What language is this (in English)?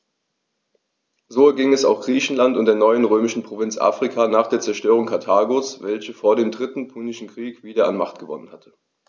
German